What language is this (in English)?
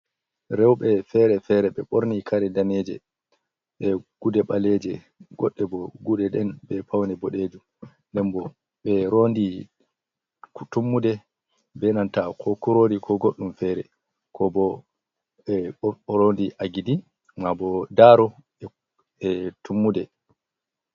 Fula